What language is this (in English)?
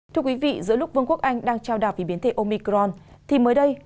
Vietnamese